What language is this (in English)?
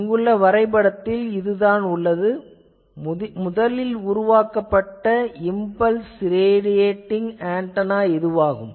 Tamil